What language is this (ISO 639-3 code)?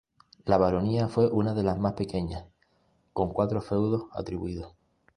spa